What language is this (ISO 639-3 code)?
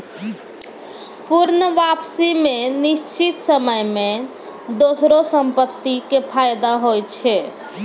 mai